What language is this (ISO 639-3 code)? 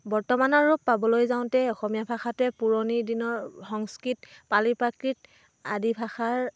asm